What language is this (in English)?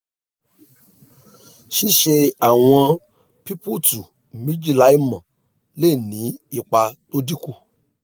Yoruba